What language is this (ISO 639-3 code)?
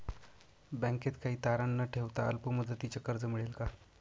mar